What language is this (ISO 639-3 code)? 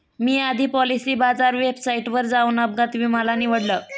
mar